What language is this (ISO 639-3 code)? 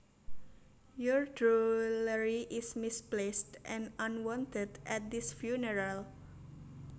jav